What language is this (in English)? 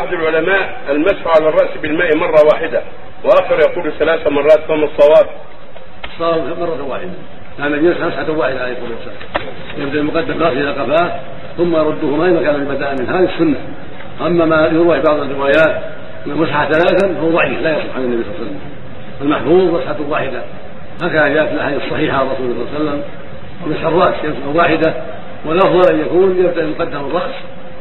Arabic